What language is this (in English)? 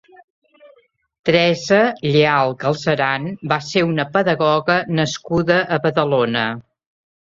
Catalan